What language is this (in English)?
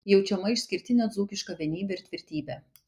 Lithuanian